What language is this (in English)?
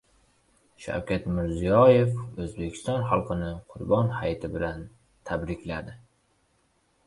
Uzbek